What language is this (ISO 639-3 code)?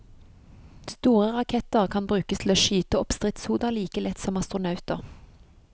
nor